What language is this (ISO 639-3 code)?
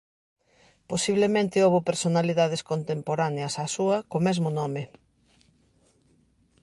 glg